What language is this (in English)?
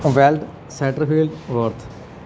Punjabi